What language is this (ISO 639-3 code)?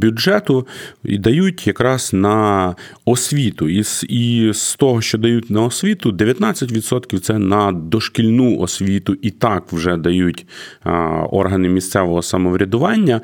ukr